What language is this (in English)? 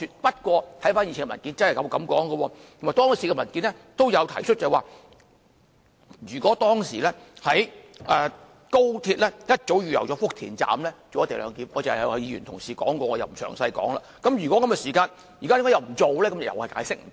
Cantonese